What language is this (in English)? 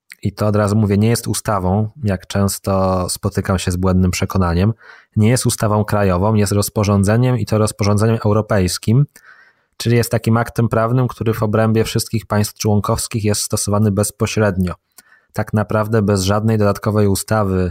Polish